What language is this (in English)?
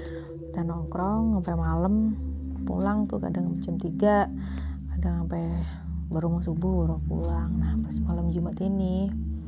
Indonesian